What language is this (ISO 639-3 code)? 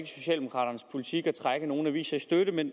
dan